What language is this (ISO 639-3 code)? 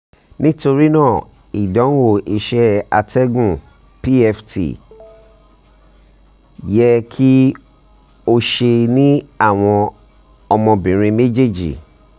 yor